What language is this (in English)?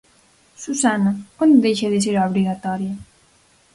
Galician